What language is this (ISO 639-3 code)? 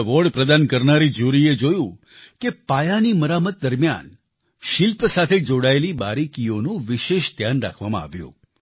guj